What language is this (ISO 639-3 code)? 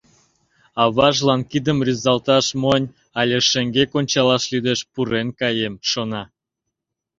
chm